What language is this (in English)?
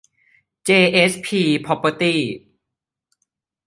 Thai